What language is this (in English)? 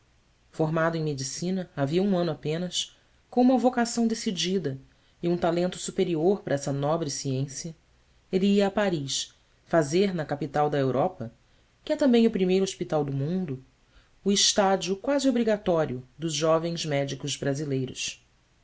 Portuguese